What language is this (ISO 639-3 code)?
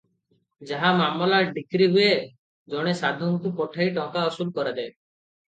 ori